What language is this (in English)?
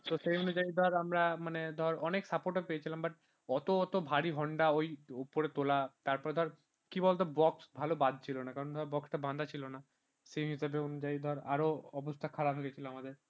Bangla